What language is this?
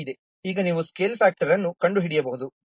Kannada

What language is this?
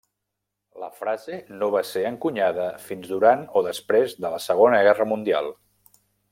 Catalan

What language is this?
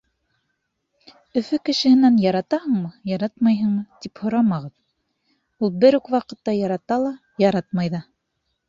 Bashkir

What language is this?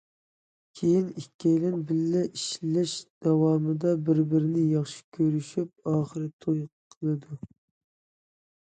Uyghur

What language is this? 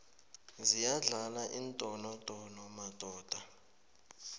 South Ndebele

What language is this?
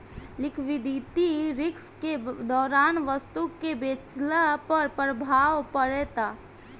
Bhojpuri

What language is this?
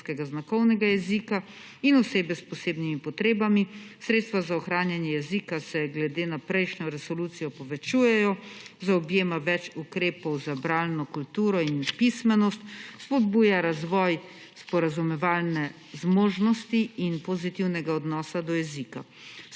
Slovenian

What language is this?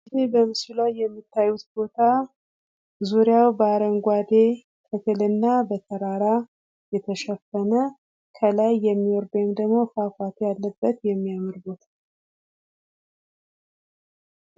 Amharic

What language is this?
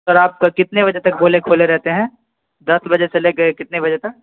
Urdu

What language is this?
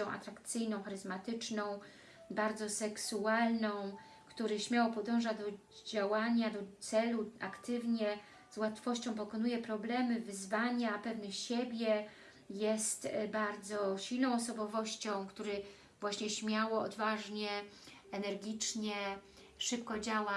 Polish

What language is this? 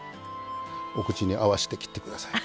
Japanese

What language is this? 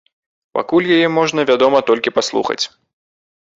Belarusian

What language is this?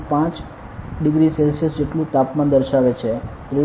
Gujarati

